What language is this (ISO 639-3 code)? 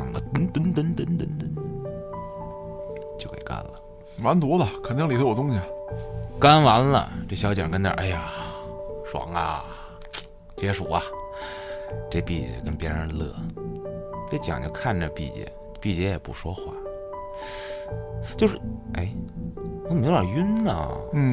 zho